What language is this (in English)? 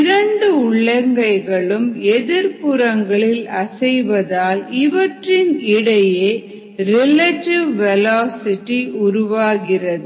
Tamil